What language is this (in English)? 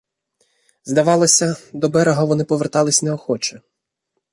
Ukrainian